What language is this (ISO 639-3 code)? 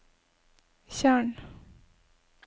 nor